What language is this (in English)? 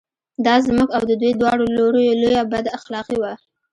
Pashto